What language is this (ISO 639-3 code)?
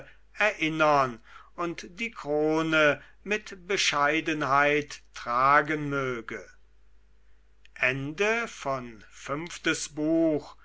deu